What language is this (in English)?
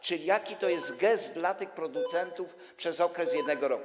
Polish